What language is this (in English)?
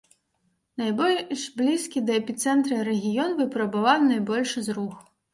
Belarusian